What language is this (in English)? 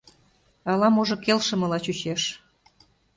Mari